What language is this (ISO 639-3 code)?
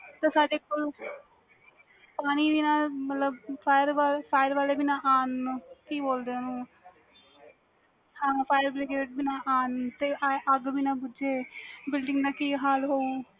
pan